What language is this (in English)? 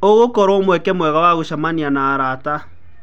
Kikuyu